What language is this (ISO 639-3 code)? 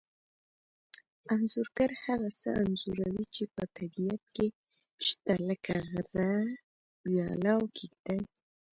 pus